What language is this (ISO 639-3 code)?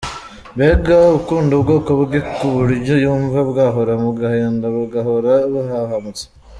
kin